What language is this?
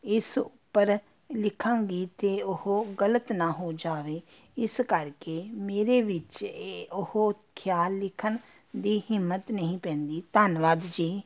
Punjabi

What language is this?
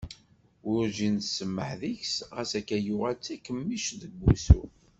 Kabyle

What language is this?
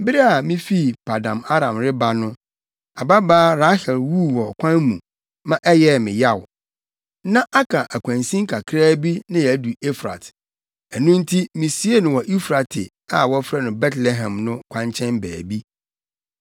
Akan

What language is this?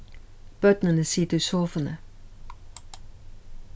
Faroese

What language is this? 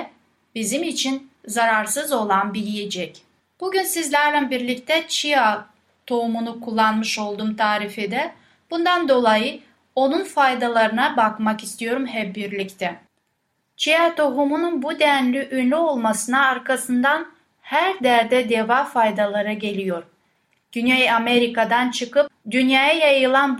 Turkish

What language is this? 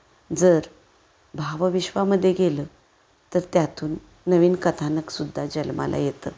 Marathi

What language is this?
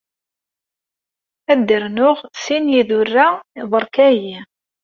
Kabyle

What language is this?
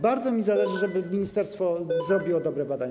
Polish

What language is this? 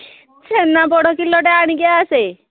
Odia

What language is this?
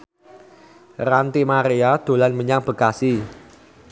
Javanese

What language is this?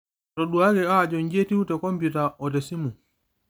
Masai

